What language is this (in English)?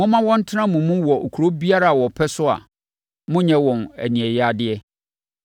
Akan